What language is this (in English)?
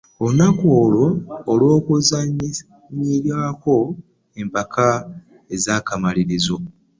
Ganda